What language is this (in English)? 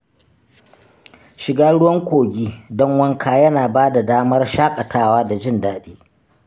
Hausa